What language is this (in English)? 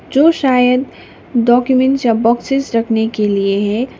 Hindi